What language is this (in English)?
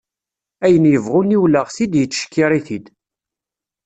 Kabyle